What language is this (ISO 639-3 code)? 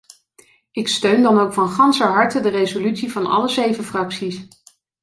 nld